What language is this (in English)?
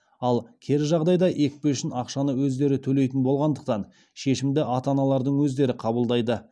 Kazakh